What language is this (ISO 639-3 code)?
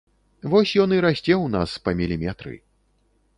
bel